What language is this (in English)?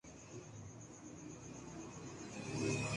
Urdu